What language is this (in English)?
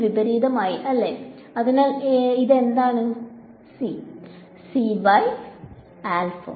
Malayalam